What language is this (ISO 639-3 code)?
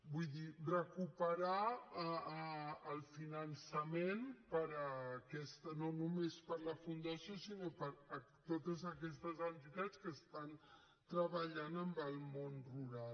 cat